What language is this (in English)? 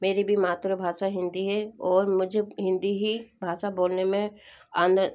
Hindi